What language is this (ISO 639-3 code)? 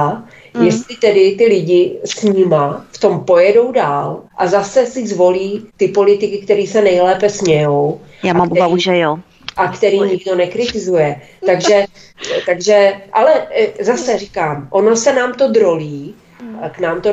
ces